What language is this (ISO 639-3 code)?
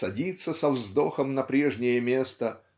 rus